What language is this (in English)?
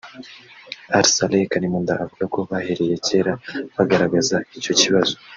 Kinyarwanda